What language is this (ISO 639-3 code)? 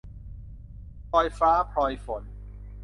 tha